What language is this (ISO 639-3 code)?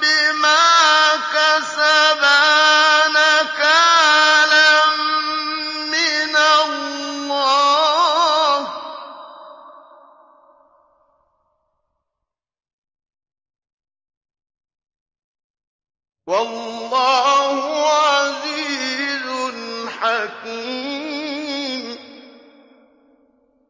ara